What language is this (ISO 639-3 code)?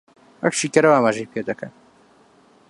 ckb